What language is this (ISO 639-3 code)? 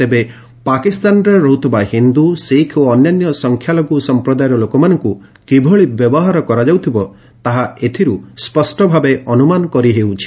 ori